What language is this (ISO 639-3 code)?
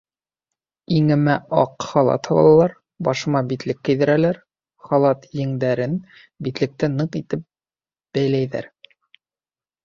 bak